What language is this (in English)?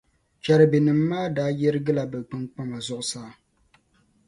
Dagbani